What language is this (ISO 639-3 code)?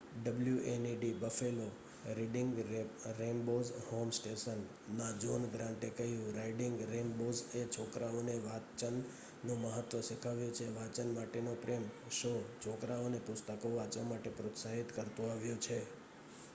guj